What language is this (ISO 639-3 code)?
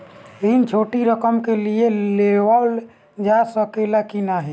bho